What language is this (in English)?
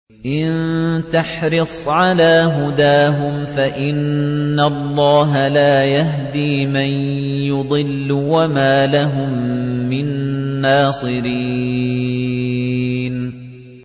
Arabic